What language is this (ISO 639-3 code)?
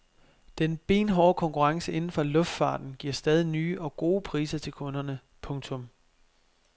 dan